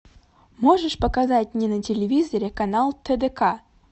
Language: Russian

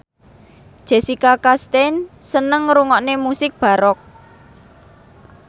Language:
Javanese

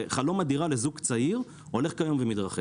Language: Hebrew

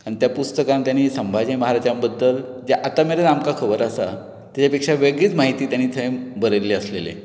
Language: Konkani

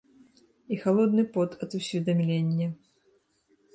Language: Belarusian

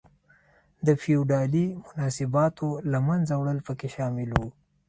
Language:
Pashto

